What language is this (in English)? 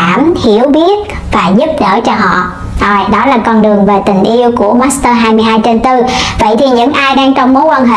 Vietnamese